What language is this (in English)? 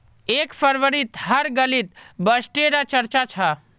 Magahi